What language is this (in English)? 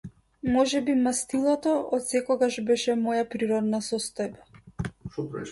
Macedonian